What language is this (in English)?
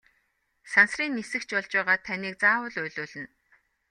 Mongolian